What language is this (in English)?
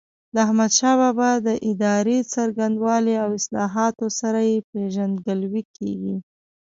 Pashto